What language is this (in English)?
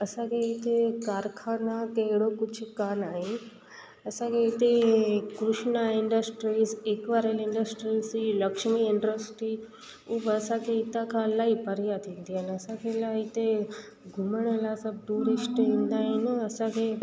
Sindhi